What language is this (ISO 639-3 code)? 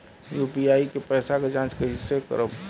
bho